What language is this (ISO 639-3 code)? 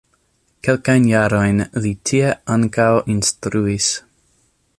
epo